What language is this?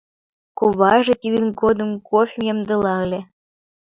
Mari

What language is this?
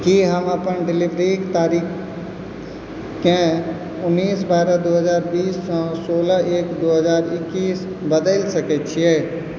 Maithili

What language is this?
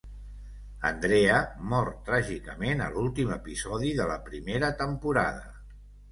Catalan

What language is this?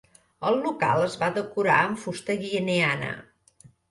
Catalan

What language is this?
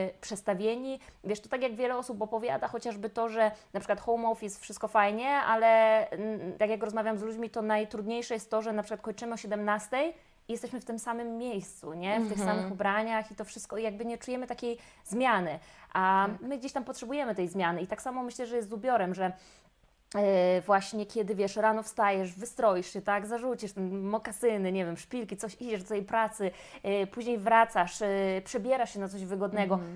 Polish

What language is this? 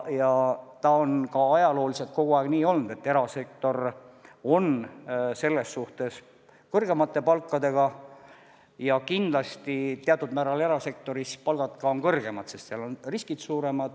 Estonian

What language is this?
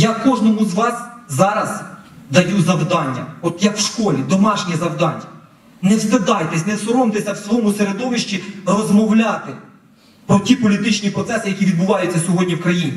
Ukrainian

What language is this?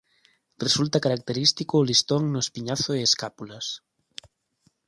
Galician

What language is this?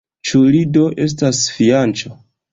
Esperanto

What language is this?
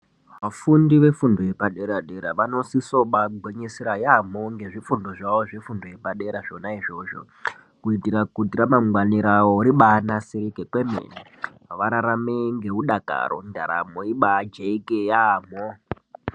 Ndau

